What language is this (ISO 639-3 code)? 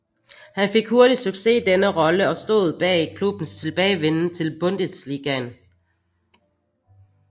dan